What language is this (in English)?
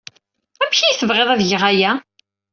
Kabyle